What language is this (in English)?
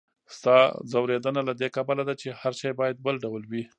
Pashto